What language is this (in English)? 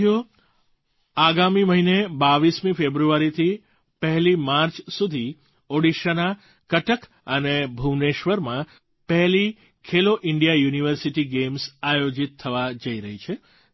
Gujarati